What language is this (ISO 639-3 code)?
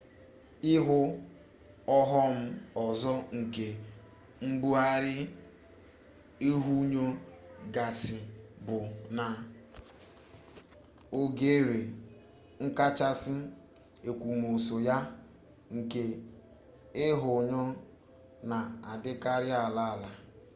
ibo